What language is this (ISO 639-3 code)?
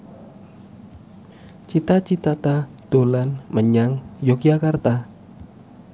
jav